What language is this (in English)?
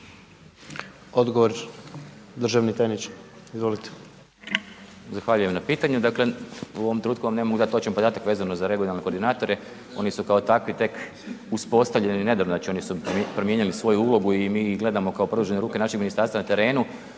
Croatian